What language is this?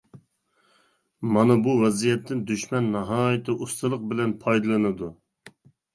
Uyghur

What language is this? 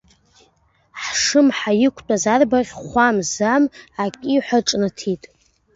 Abkhazian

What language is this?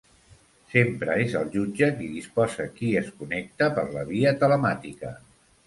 Catalan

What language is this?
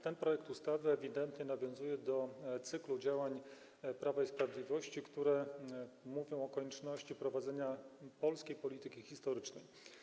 Polish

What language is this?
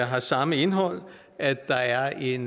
Danish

